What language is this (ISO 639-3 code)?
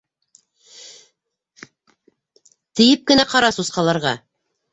bak